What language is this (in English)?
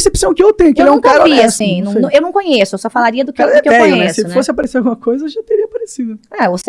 Portuguese